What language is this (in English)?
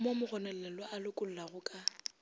Northern Sotho